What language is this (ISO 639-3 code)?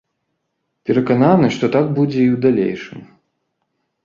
bel